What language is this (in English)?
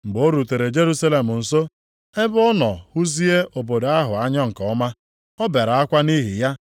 Igbo